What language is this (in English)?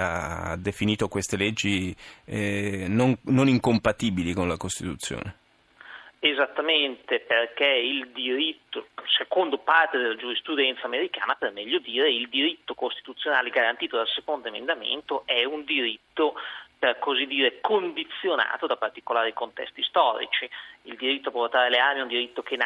Italian